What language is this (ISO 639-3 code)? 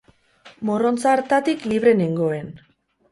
eus